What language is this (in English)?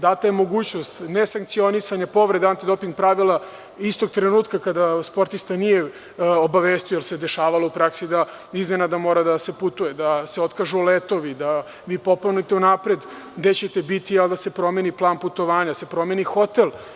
Serbian